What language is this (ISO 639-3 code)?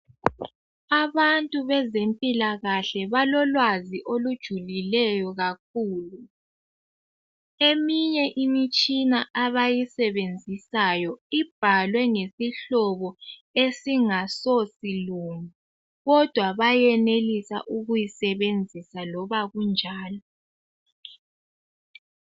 nde